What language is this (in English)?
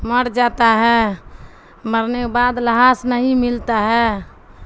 Urdu